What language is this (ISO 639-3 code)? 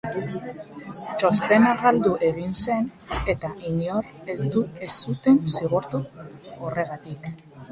eus